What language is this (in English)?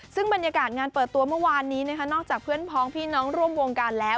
Thai